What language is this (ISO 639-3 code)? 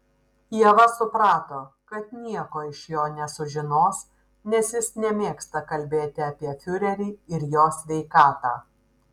lit